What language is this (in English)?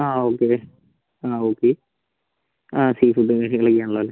Malayalam